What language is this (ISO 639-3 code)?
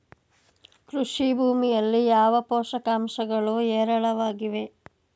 kan